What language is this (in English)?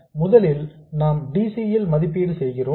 Tamil